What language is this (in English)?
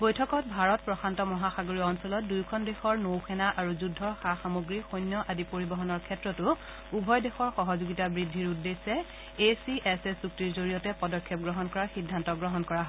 Assamese